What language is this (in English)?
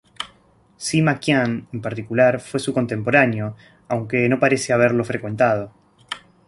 Spanish